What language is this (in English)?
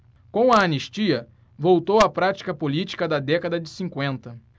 Portuguese